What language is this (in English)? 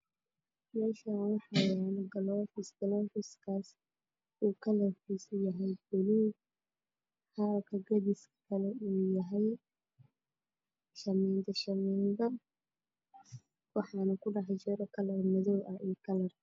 Somali